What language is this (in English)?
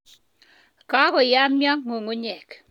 Kalenjin